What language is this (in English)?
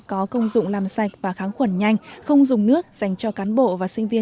Vietnamese